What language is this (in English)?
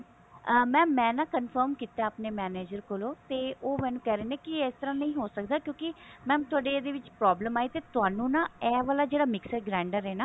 Punjabi